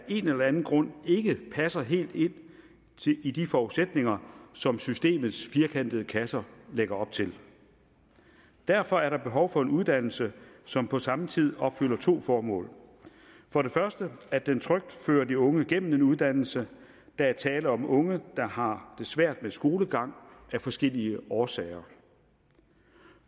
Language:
Danish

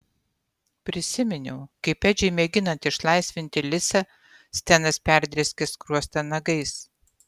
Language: Lithuanian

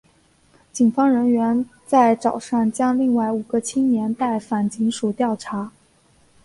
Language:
Chinese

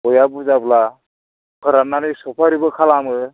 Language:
Bodo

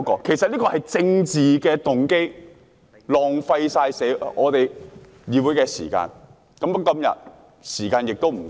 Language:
Cantonese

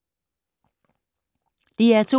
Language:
Danish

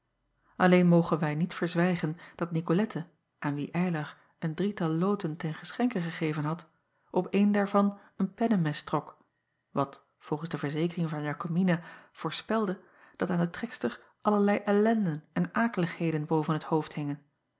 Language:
Dutch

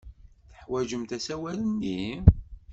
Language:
Kabyle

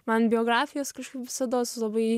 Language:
Lithuanian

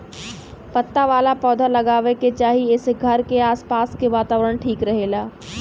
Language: Bhojpuri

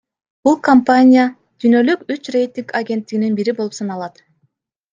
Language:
Kyrgyz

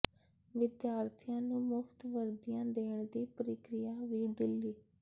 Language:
Punjabi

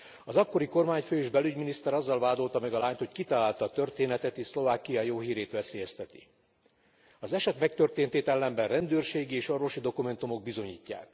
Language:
Hungarian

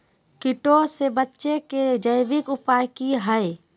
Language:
Magahi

